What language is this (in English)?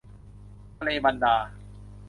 Thai